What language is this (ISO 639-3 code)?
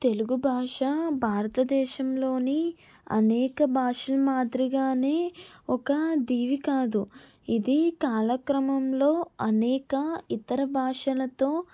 tel